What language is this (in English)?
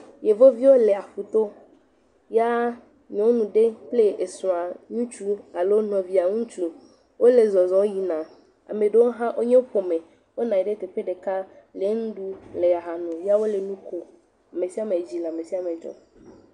Ewe